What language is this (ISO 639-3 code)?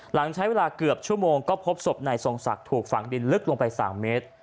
tha